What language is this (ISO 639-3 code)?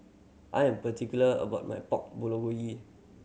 eng